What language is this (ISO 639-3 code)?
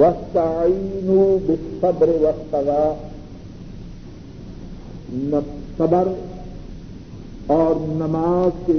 urd